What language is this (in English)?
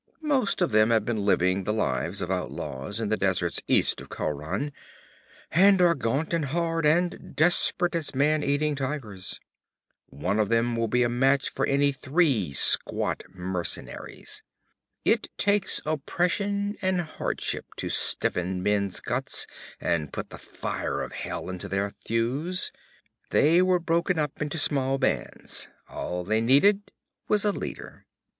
English